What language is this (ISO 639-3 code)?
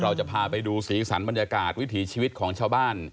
tha